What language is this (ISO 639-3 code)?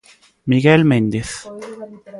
glg